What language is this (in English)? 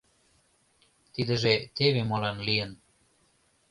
Mari